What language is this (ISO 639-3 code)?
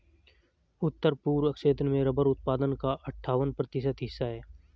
hin